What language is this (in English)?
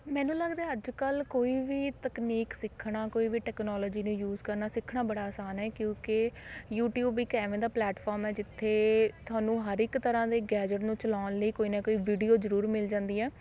Punjabi